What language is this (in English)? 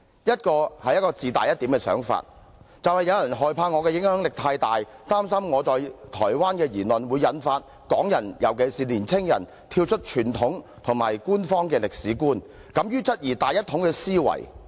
Cantonese